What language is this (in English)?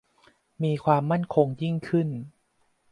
Thai